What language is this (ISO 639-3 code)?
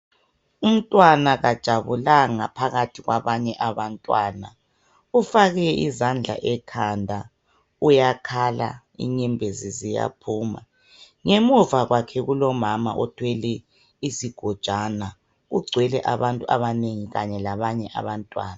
nde